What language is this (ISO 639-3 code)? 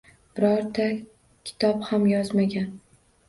uzb